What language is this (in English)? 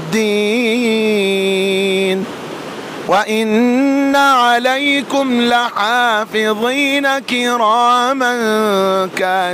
Arabic